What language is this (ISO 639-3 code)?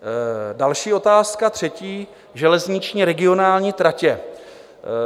ces